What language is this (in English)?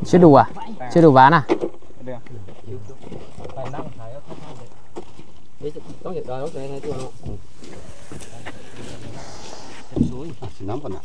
Vietnamese